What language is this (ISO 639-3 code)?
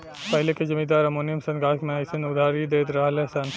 bho